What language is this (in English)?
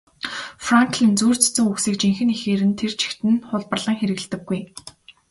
Mongolian